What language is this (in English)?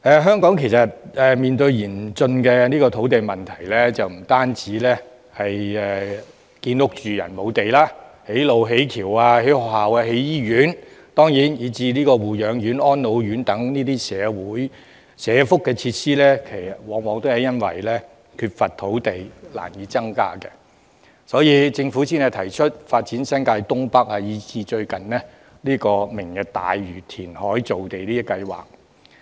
Cantonese